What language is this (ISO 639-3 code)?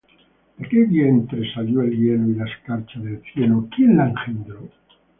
spa